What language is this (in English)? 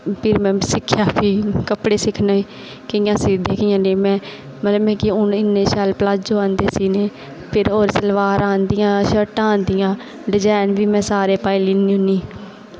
Dogri